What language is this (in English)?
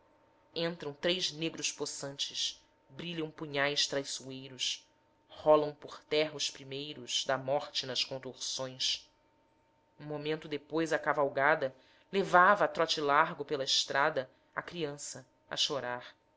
Portuguese